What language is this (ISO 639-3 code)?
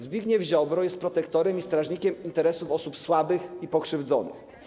pol